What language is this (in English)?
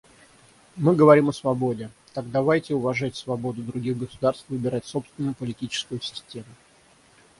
Russian